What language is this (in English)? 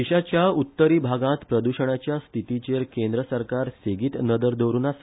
Konkani